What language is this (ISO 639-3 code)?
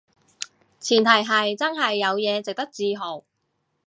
yue